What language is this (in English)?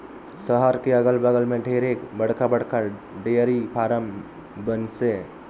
Chhattisgarhi